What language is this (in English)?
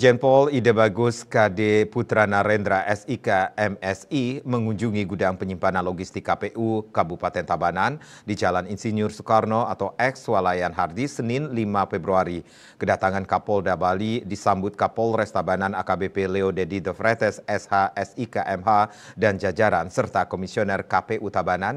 Indonesian